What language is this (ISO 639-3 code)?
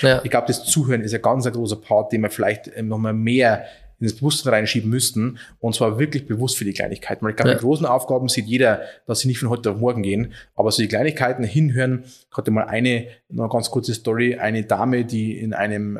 deu